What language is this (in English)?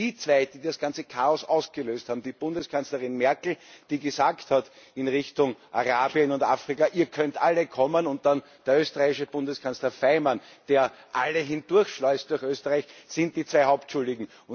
German